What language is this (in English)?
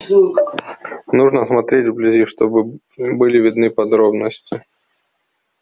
Russian